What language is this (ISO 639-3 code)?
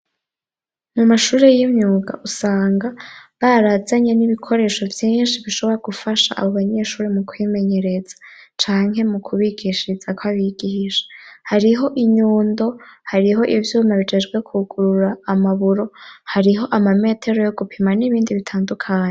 run